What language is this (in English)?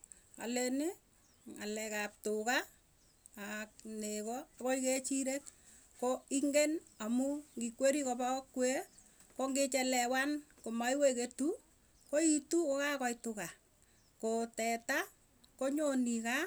Tugen